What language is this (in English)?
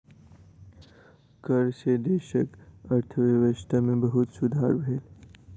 Maithili